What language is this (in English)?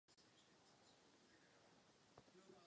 Czech